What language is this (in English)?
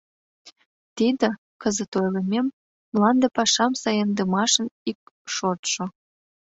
Mari